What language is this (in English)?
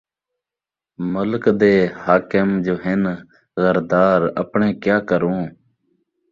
Saraiki